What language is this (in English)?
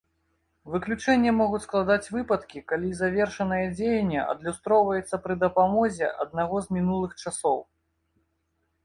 Belarusian